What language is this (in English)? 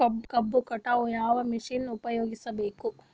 Kannada